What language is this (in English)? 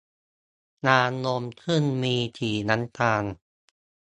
Thai